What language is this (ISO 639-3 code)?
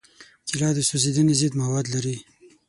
pus